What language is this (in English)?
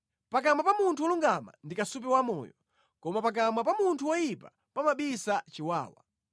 Nyanja